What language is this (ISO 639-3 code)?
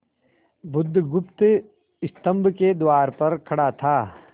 hin